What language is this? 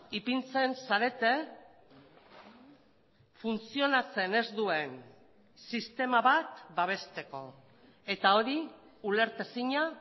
Basque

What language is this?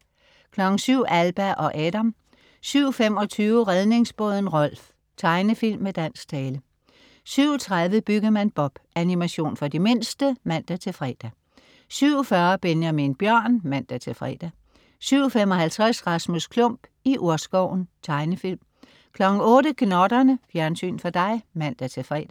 Danish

